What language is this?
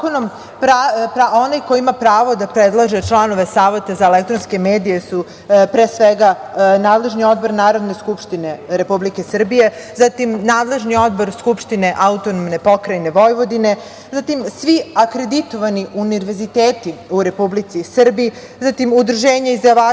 Serbian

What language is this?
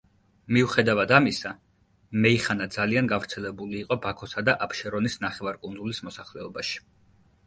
Georgian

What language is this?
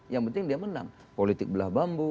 Indonesian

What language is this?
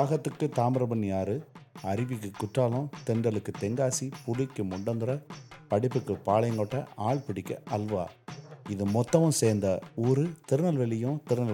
Tamil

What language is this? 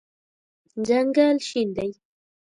Pashto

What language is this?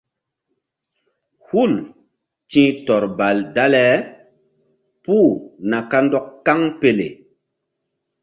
Mbum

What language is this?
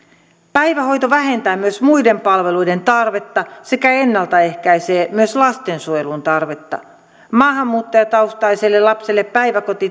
Finnish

